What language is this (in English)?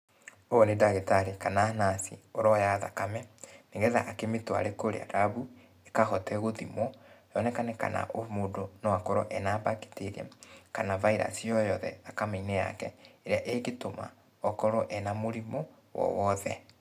Kikuyu